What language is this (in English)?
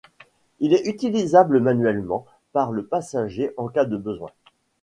French